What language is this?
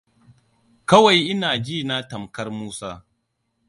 Hausa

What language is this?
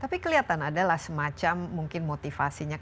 Indonesian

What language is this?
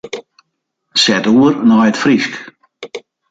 Western Frisian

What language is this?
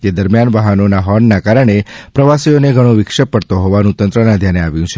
Gujarati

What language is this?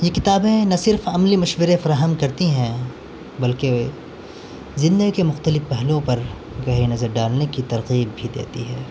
Urdu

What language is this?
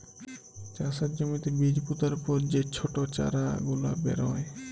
Bangla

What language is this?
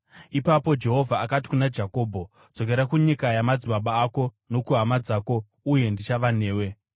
Shona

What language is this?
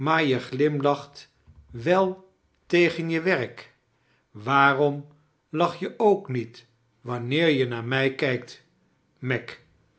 Dutch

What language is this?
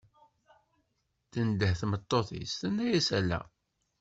Kabyle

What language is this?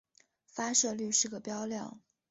Chinese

